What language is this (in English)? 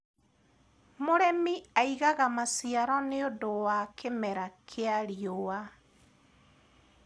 Kikuyu